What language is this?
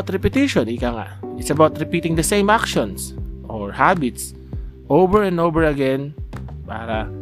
Filipino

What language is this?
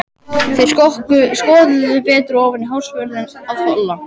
Icelandic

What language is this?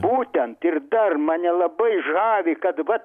Lithuanian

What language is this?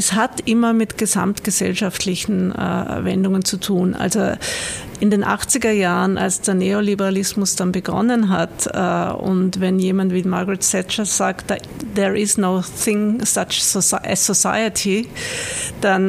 German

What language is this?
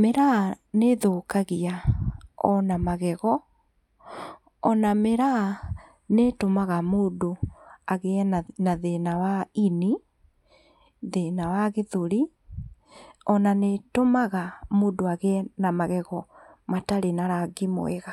Kikuyu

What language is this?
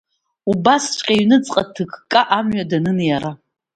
Abkhazian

